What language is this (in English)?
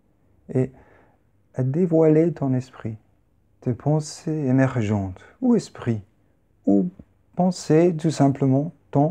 French